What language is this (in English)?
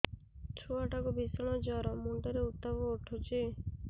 Odia